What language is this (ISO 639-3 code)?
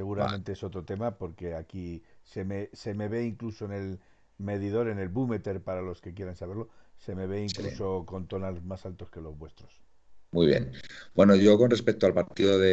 spa